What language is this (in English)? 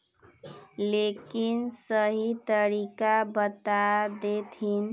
Magahi